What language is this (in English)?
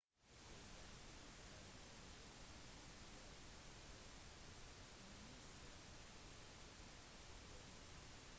Norwegian Bokmål